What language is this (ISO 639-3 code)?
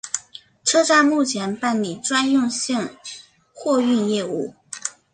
zho